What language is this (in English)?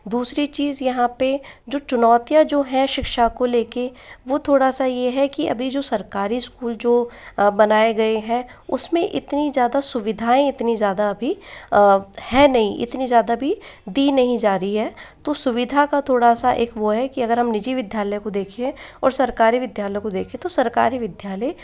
Hindi